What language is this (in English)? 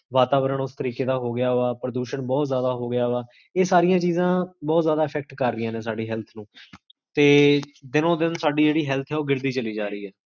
Punjabi